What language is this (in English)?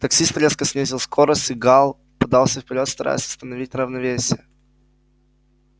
Russian